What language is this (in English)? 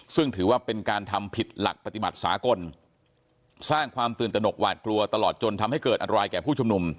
Thai